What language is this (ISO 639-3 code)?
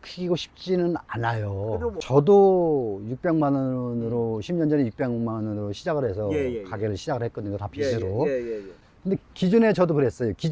kor